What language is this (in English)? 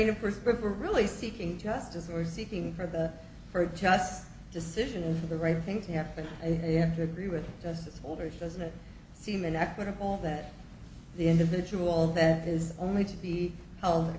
English